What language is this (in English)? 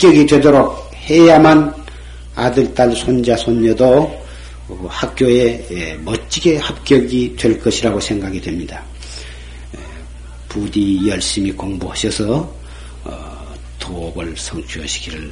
Korean